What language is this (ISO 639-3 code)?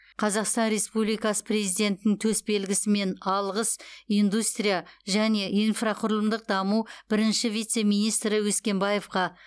kaz